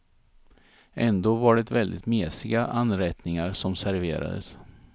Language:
Swedish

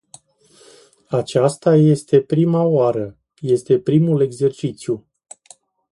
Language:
Romanian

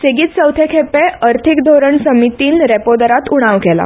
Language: Konkani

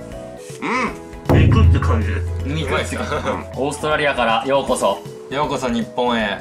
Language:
Japanese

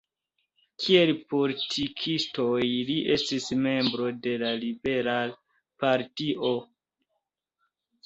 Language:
Esperanto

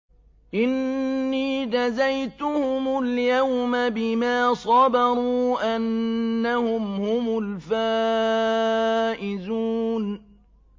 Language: Arabic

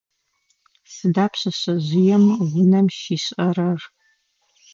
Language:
Adyghe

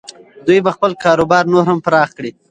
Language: Pashto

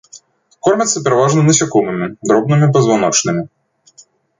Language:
Belarusian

